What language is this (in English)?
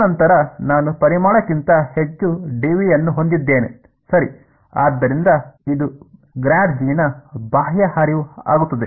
Kannada